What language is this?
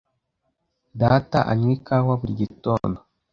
Kinyarwanda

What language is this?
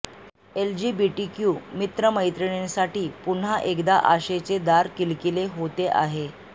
Marathi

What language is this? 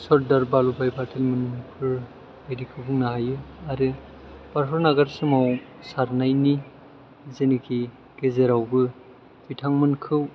Bodo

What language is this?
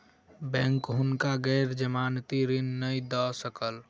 Maithili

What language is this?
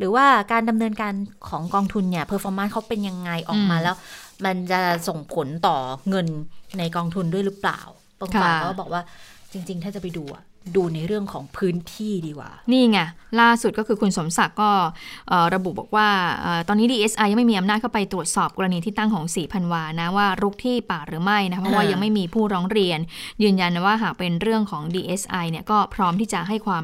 Thai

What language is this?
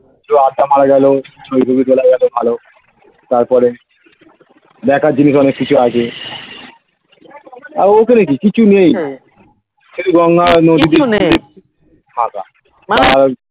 Bangla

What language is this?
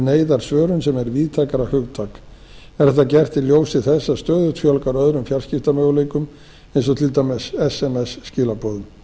Icelandic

